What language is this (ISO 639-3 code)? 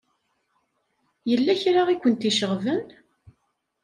kab